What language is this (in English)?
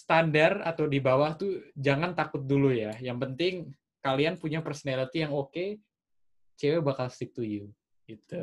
Indonesian